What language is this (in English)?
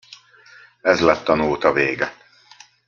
Hungarian